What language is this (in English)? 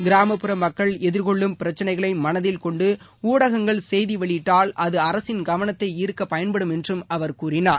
Tamil